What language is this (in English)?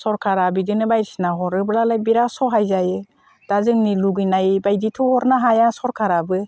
Bodo